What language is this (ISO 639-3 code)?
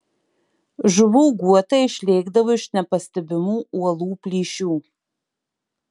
lit